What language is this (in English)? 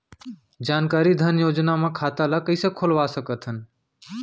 Chhattisgarhi